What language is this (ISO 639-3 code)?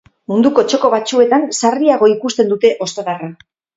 eus